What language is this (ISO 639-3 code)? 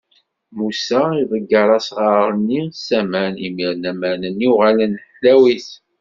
kab